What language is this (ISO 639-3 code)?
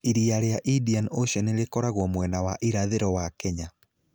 kik